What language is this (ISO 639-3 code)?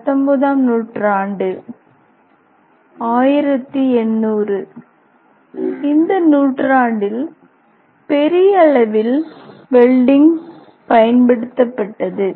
tam